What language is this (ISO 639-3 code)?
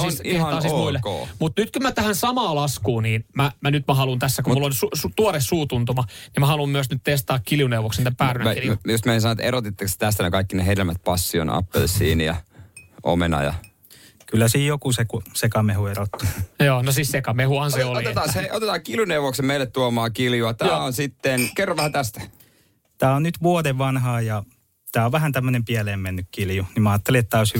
fin